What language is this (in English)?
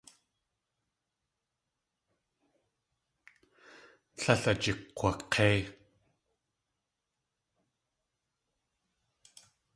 Tlingit